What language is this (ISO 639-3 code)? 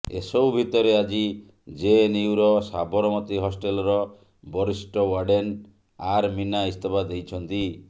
ori